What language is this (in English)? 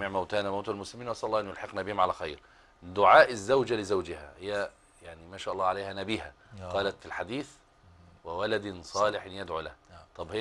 Arabic